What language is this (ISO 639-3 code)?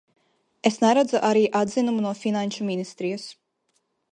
lav